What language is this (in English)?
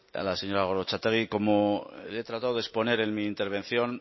Spanish